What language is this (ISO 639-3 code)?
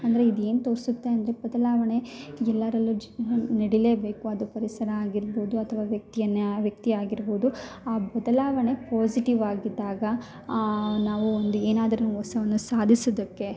kan